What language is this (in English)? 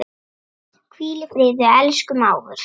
Icelandic